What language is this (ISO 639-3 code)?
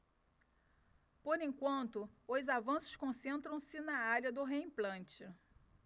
por